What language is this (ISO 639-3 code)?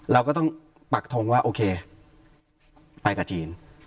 tha